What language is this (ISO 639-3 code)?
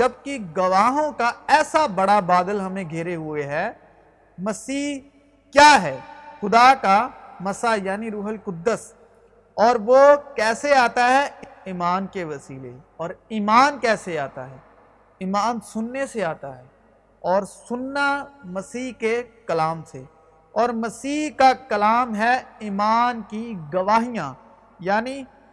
urd